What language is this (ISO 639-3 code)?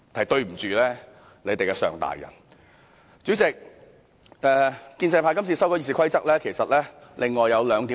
yue